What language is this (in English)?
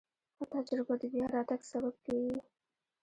Pashto